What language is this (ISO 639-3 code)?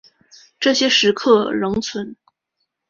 zho